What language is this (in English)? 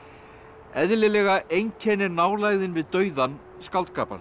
Icelandic